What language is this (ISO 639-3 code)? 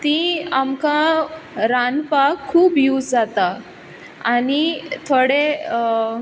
kok